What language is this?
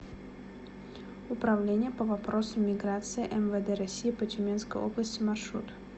Russian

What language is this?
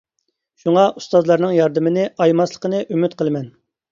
Uyghur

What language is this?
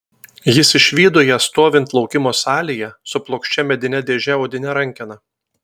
Lithuanian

